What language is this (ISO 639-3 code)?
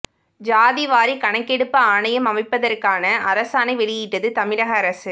tam